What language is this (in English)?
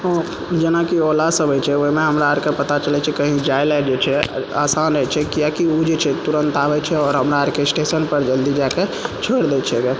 Maithili